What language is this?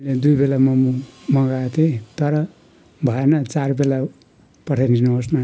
Nepali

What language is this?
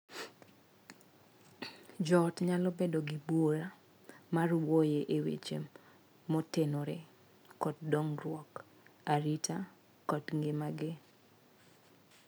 Luo (Kenya and Tanzania)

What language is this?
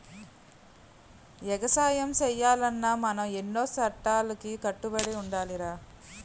Telugu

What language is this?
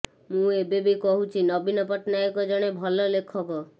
Odia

